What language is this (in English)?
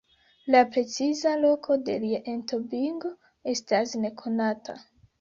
Esperanto